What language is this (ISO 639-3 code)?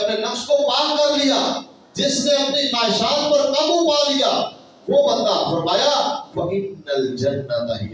urd